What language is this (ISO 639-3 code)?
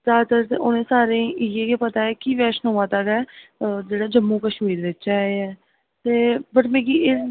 doi